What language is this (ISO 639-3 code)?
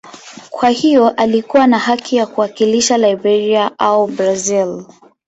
swa